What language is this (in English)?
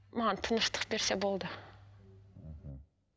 Kazakh